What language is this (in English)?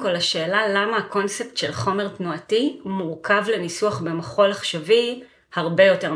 Hebrew